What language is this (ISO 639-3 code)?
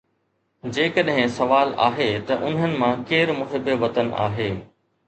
snd